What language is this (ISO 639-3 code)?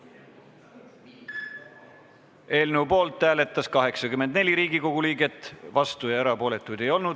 est